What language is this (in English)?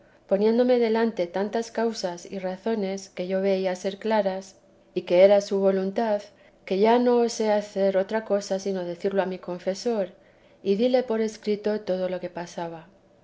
Spanish